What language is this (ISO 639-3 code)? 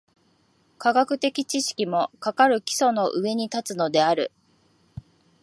jpn